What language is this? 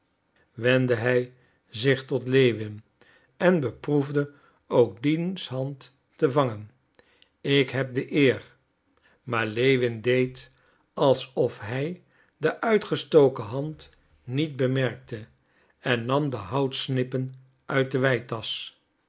Dutch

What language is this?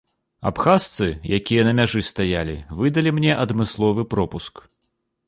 Belarusian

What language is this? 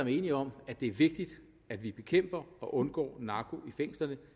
Danish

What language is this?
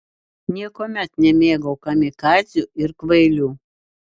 Lithuanian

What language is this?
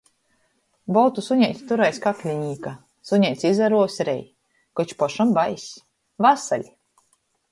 Latgalian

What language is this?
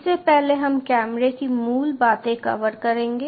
Hindi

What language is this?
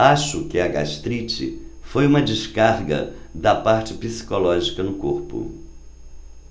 Portuguese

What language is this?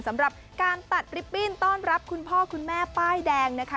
Thai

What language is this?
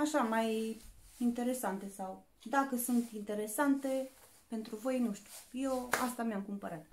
Romanian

